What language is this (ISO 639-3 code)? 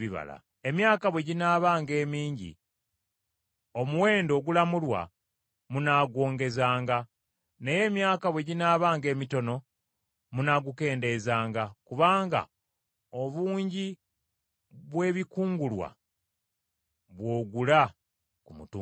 lug